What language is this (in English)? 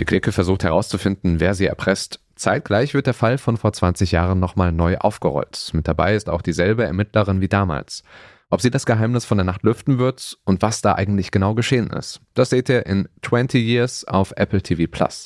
German